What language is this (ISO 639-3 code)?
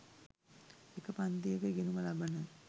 sin